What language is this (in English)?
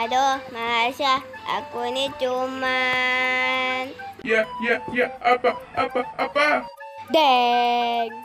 Vietnamese